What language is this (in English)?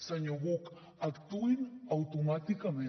Catalan